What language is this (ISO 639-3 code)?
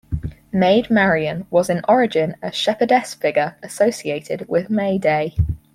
eng